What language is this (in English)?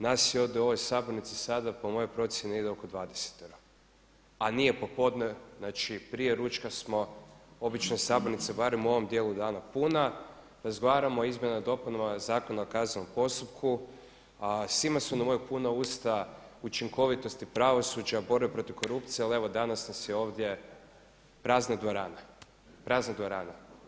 Croatian